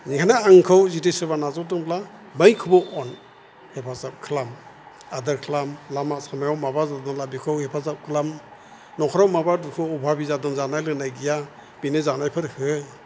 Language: Bodo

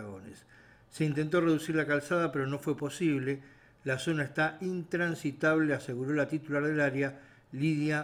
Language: Spanish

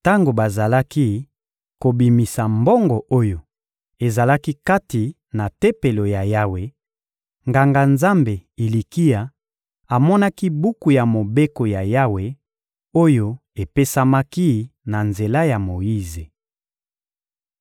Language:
Lingala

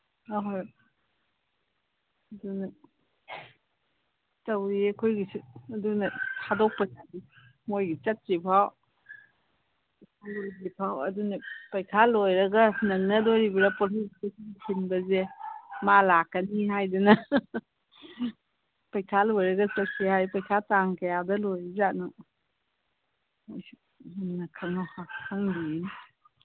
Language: Manipuri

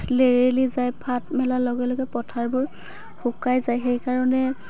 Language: Assamese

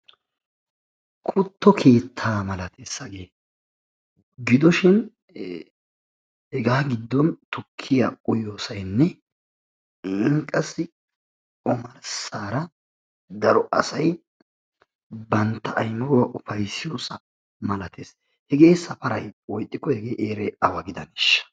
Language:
Wolaytta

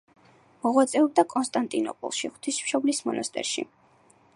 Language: Georgian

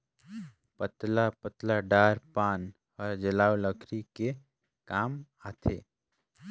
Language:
Chhattisgarhi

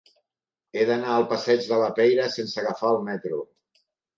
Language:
Catalan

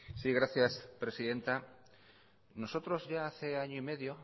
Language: Spanish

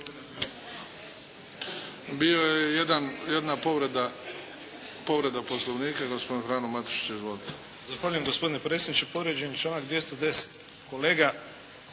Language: Croatian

